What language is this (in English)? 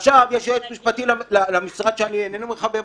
Hebrew